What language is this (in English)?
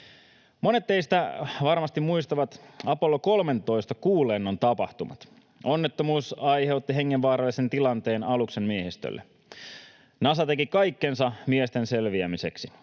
Finnish